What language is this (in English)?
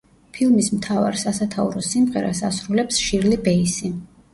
Georgian